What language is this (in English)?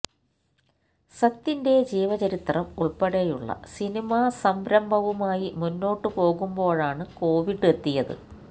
Malayalam